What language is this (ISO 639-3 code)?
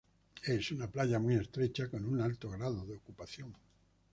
spa